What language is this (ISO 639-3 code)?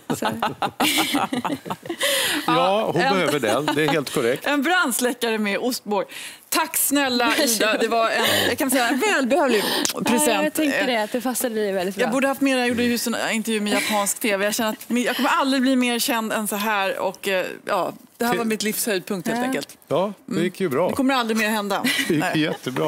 swe